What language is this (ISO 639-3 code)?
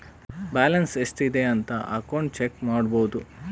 kan